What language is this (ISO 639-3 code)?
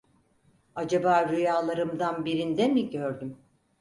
tur